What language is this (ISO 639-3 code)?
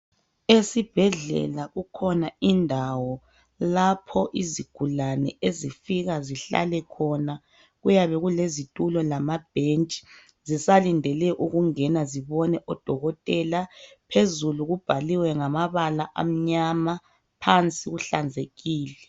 nde